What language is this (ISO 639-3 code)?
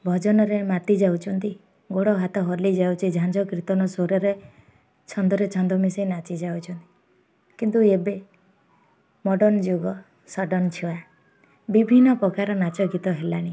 ori